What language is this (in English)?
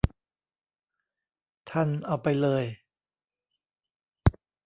Thai